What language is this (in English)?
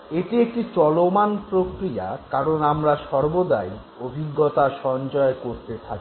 Bangla